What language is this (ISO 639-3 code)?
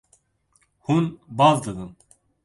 kur